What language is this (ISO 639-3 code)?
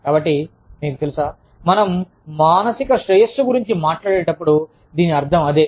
tel